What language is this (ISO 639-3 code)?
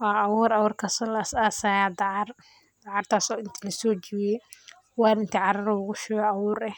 som